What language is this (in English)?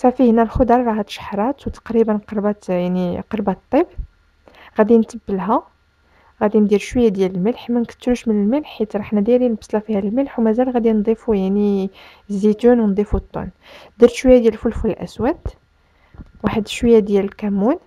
Arabic